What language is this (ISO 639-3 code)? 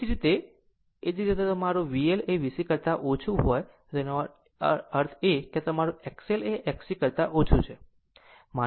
guj